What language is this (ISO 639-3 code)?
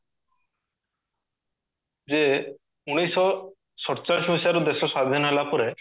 ori